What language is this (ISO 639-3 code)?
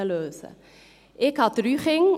gsw